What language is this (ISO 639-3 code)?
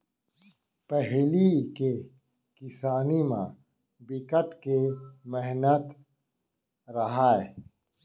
hne